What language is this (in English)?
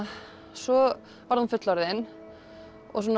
Icelandic